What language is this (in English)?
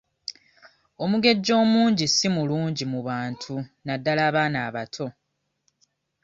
Ganda